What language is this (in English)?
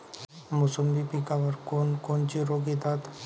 Marathi